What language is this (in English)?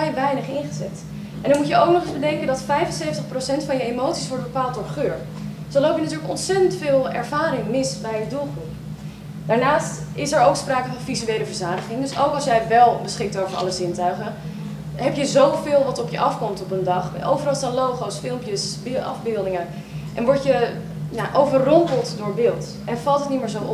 Dutch